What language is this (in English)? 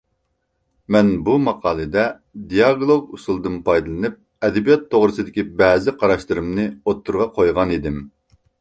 Uyghur